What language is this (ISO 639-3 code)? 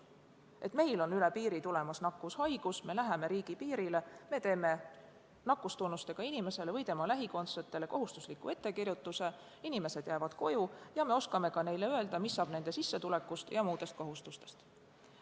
est